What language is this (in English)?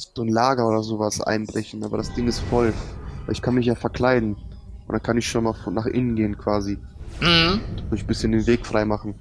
German